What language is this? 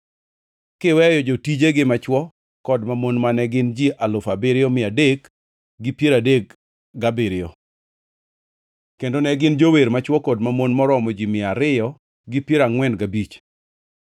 Luo (Kenya and Tanzania)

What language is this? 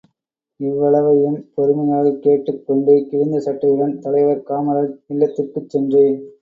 Tamil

